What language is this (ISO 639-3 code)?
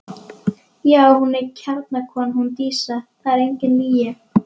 isl